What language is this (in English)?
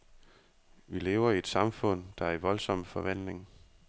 Danish